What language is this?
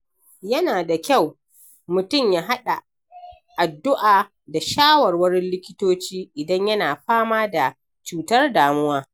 Hausa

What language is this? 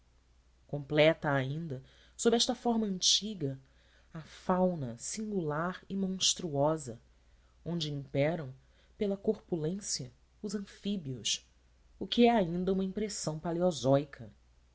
Portuguese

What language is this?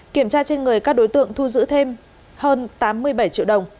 Vietnamese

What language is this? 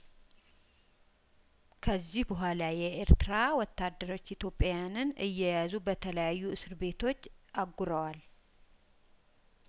Amharic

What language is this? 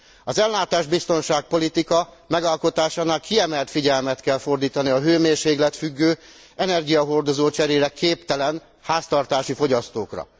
Hungarian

